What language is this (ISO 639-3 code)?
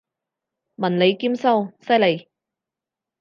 yue